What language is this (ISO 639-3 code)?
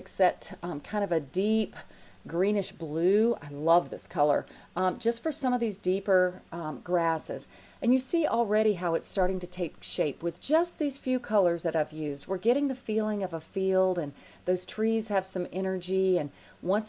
eng